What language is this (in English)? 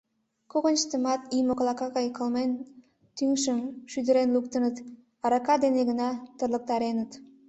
Mari